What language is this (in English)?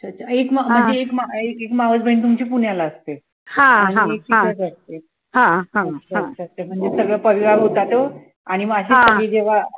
Marathi